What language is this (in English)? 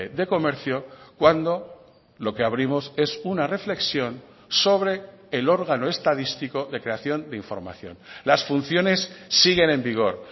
Spanish